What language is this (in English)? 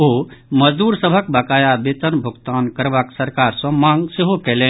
Maithili